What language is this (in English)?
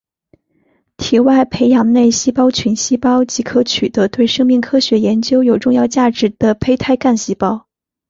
Chinese